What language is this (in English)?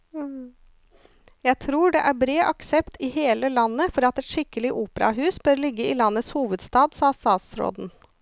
Norwegian